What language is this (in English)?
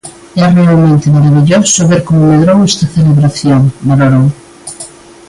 Galician